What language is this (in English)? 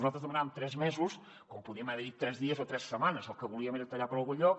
Catalan